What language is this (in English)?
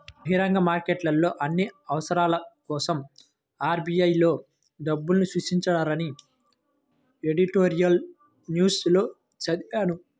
Telugu